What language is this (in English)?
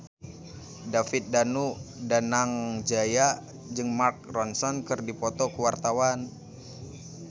Sundanese